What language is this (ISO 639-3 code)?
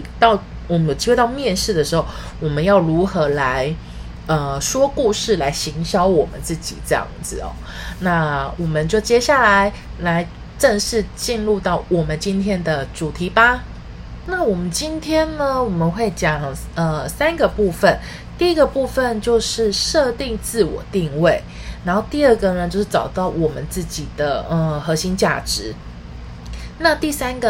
zho